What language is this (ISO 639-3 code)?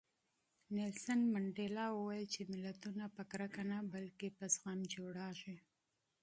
pus